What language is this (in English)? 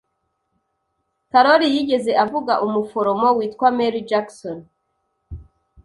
Kinyarwanda